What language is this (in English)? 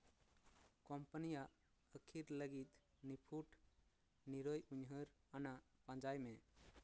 Santali